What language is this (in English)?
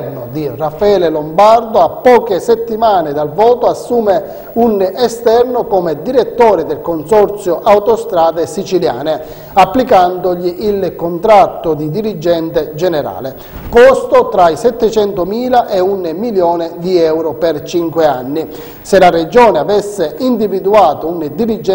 Italian